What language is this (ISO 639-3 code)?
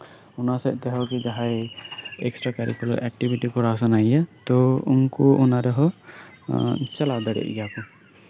sat